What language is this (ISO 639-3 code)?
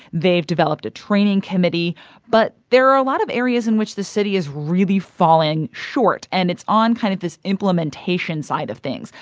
eng